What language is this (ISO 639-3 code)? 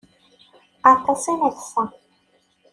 kab